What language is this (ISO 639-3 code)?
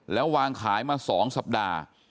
tha